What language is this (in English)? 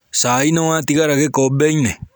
Kikuyu